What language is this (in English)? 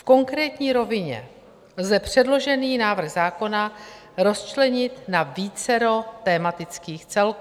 Czech